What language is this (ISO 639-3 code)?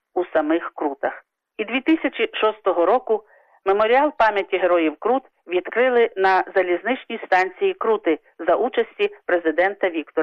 ukr